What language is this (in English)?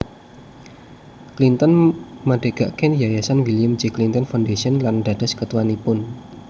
Javanese